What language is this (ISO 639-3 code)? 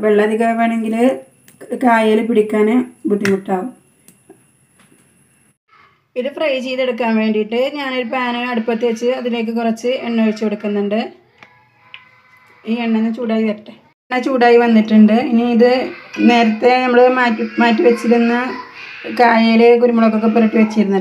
tur